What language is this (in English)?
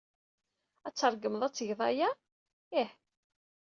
Kabyle